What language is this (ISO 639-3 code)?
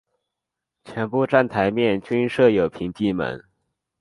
zho